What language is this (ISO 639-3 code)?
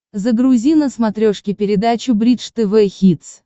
rus